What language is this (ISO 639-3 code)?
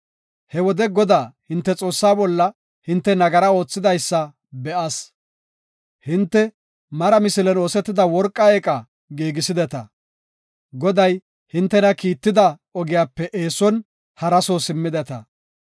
gof